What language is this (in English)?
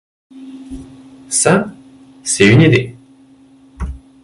French